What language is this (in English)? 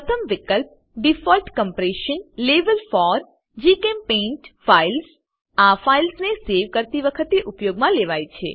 Gujarati